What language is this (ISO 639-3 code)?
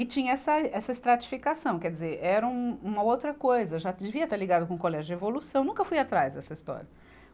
por